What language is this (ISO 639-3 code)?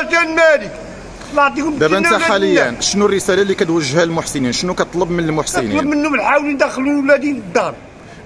ara